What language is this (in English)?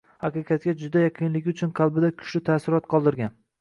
Uzbek